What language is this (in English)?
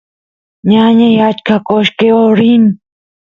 Santiago del Estero Quichua